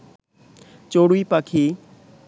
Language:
Bangla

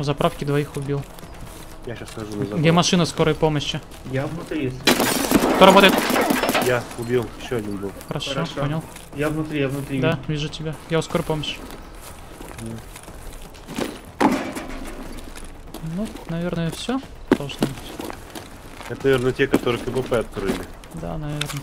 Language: Russian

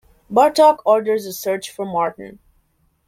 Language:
English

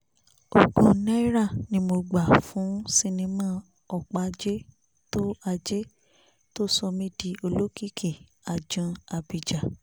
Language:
Yoruba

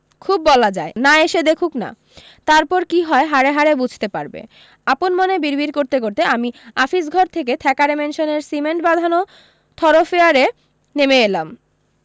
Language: Bangla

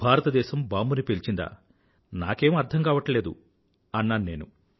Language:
Telugu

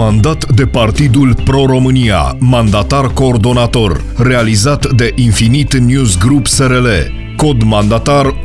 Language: Romanian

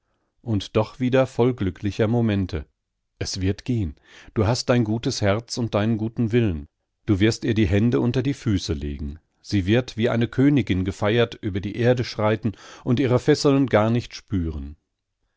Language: German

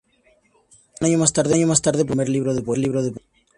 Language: Spanish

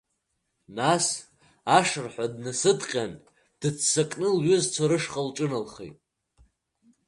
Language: Abkhazian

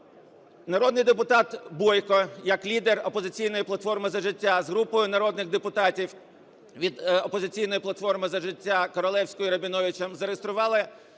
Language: Ukrainian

